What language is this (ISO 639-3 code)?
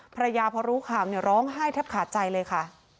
tha